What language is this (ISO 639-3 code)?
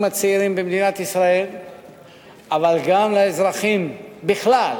heb